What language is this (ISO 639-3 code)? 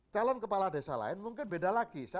ind